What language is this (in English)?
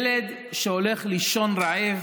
Hebrew